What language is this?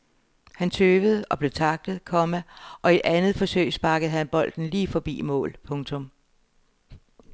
Danish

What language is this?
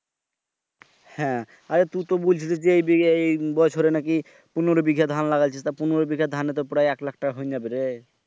Bangla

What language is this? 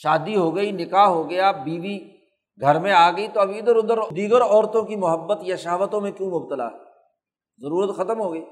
Urdu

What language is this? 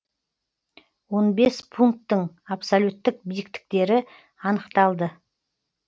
Kazakh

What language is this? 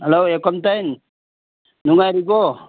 Manipuri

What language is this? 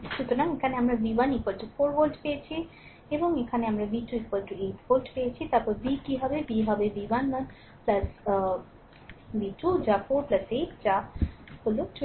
Bangla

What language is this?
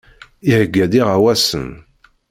Kabyle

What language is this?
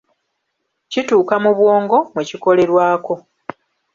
Ganda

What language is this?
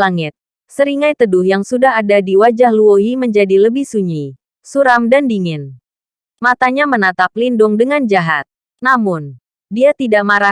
Indonesian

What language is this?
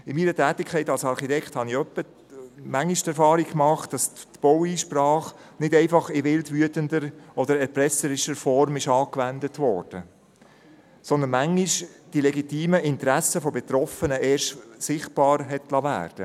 Swiss German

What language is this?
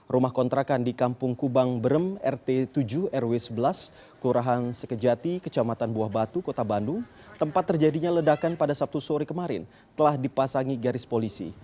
Indonesian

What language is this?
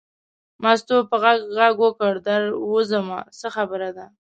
Pashto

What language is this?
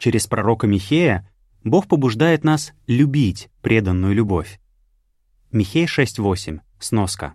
Russian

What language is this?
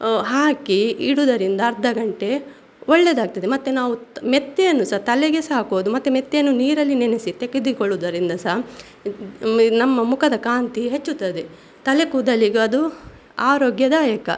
Kannada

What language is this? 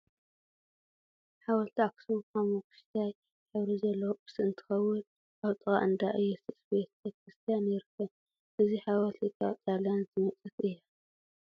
Tigrinya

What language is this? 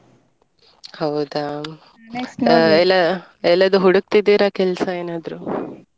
Kannada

